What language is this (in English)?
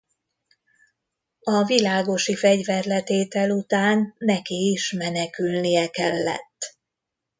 Hungarian